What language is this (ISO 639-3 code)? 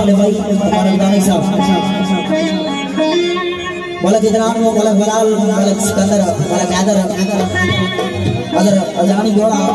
ara